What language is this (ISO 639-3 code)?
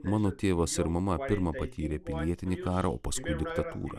lit